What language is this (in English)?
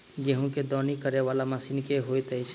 Maithili